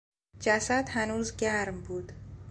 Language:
Persian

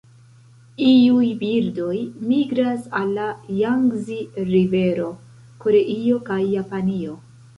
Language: Esperanto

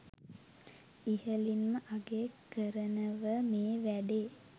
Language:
Sinhala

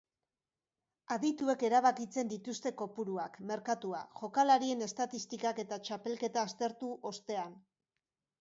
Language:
Basque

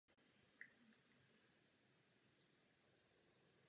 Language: Czech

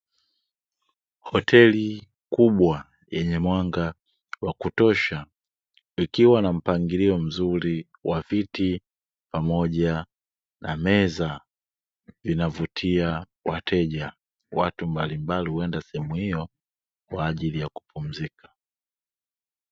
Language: Swahili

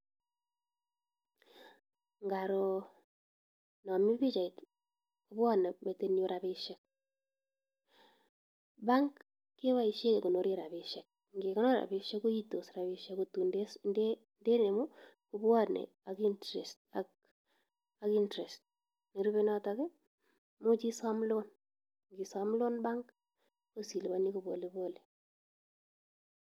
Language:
Kalenjin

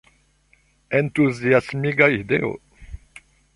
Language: Esperanto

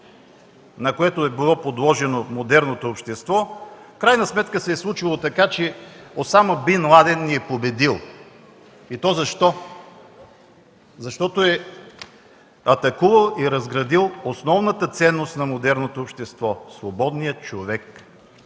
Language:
Bulgarian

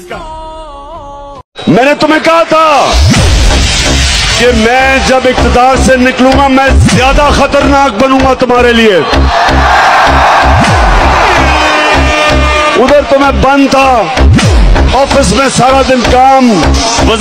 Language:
Arabic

